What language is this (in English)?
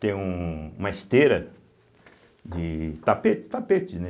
Portuguese